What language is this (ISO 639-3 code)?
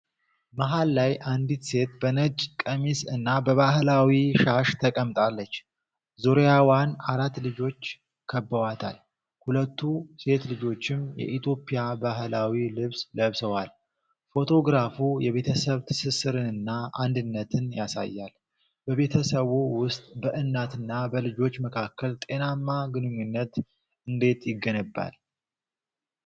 amh